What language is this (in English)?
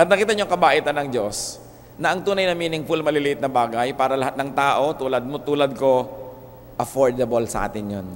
Filipino